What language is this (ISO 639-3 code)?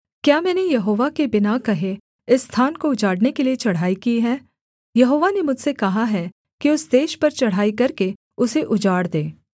hin